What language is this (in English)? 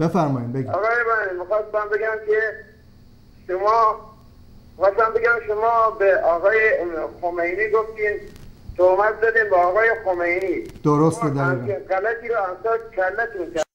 Persian